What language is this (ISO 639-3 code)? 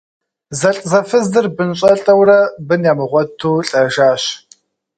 kbd